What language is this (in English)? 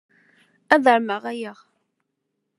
Kabyle